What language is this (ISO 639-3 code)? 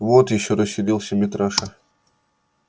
rus